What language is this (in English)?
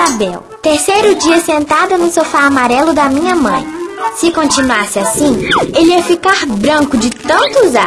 Portuguese